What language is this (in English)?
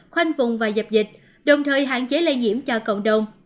Vietnamese